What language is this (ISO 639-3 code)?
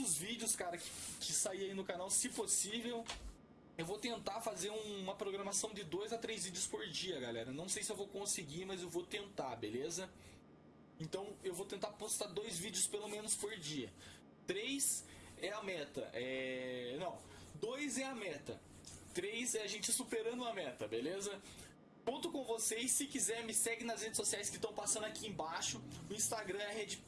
por